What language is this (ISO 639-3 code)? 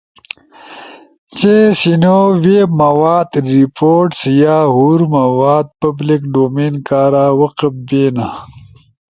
ush